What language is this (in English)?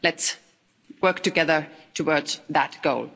English